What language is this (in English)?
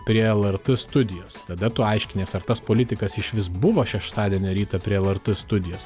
Lithuanian